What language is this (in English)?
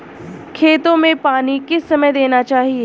Hindi